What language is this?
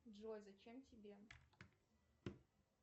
Russian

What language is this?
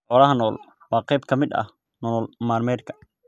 Somali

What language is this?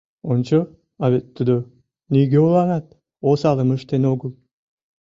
Mari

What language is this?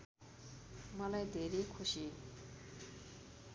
Nepali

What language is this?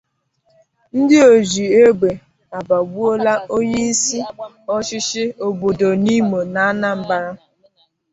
Igbo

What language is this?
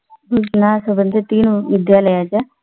Marathi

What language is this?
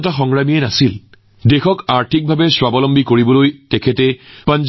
Assamese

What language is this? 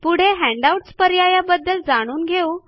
Marathi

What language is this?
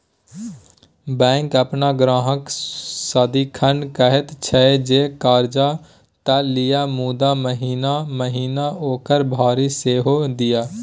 Maithili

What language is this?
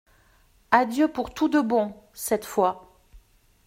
French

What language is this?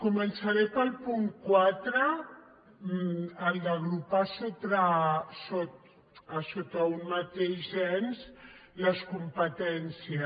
Catalan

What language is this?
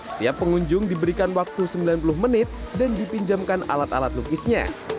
Indonesian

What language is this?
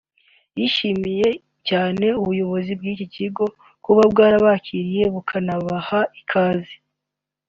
Kinyarwanda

